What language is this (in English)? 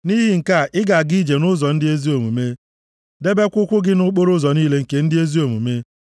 Igbo